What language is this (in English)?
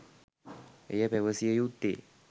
Sinhala